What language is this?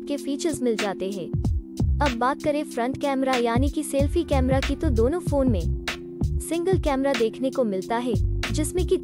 Hindi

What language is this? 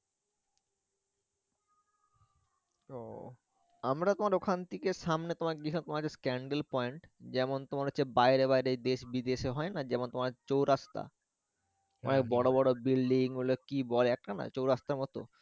Bangla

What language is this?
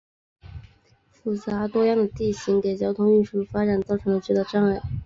Chinese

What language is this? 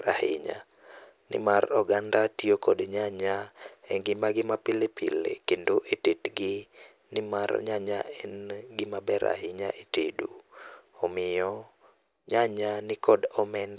Luo (Kenya and Tanzania)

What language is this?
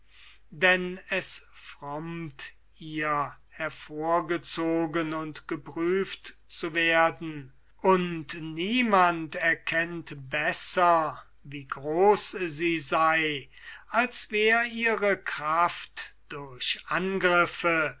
German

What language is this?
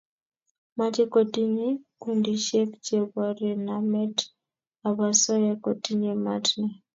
Kalenjin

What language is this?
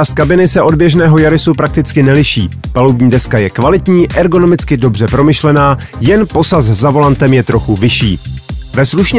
Czech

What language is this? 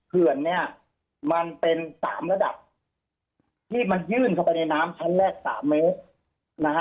Thai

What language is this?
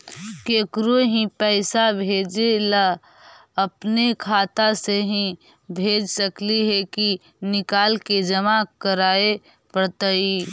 Magahi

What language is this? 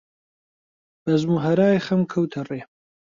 Central Kurdish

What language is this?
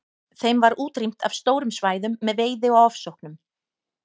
Icelandic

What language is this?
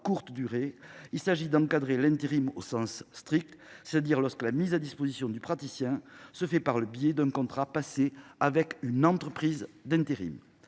French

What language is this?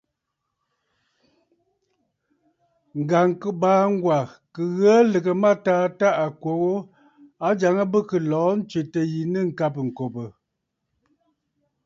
Bafut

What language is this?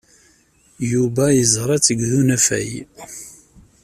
Kabyle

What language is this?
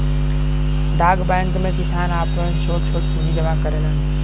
Bhojpuri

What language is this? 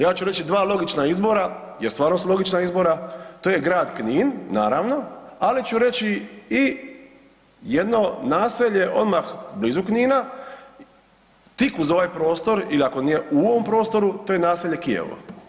Croatian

